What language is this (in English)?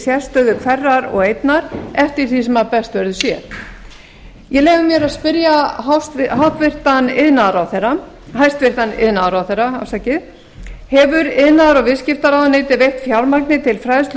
Icelandic